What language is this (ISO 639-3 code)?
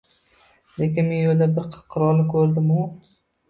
uzb